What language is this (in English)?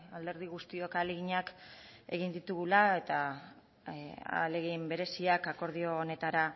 Basque